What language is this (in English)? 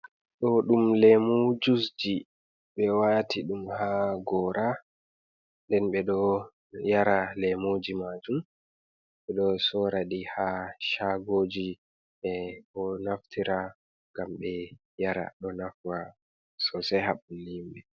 Fula